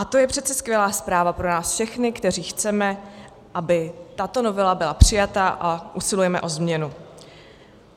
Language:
Czech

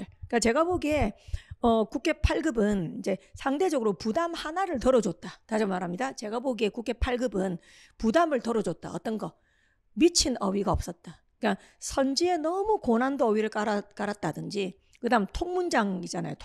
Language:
Korean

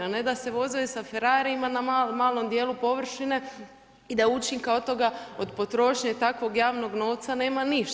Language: Croatian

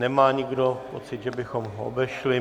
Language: Czech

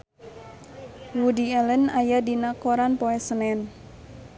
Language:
Sundanese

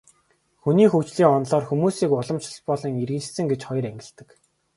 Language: Mongolian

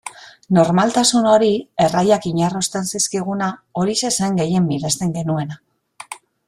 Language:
Basque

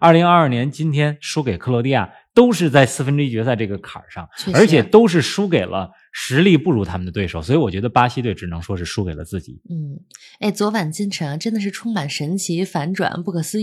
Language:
Chinese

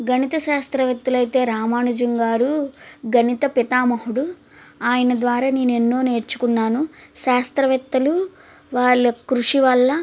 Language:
Telugu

